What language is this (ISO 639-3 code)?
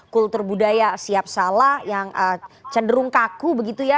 ind